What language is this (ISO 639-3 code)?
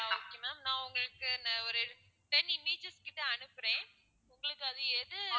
tam